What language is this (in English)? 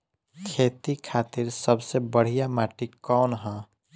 Bhojpuri